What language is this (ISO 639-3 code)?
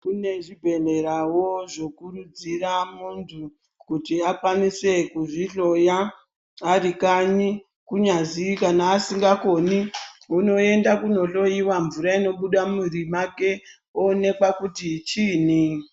ndc